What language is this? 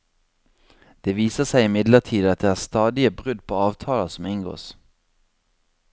Norwegian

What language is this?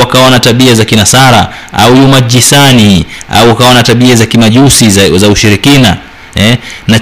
Swahili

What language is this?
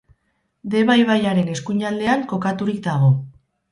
Basque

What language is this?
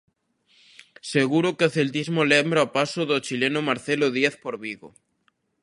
Galician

